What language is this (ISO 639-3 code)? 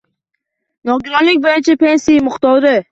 uzb